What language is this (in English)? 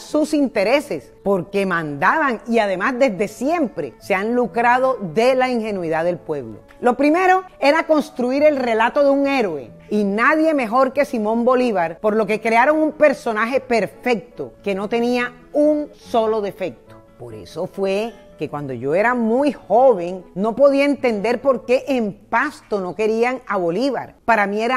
Spanish